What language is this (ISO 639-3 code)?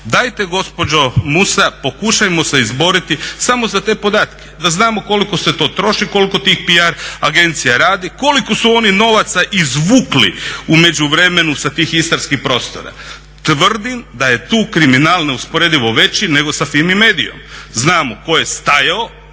hrv